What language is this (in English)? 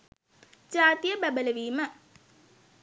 Sinhala